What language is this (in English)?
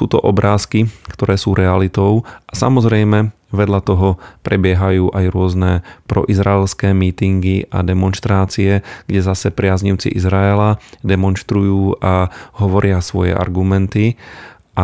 Slovak